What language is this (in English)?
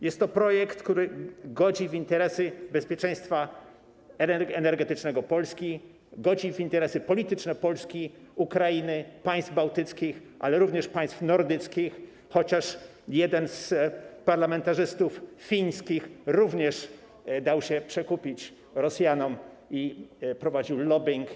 Polish